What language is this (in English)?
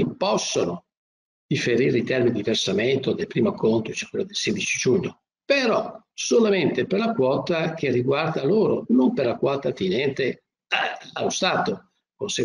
Italian